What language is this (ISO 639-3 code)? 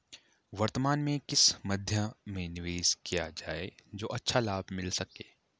hin